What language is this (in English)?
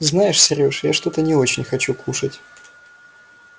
Russian